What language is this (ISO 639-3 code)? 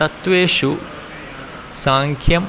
san